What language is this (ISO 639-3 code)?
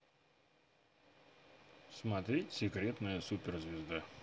rus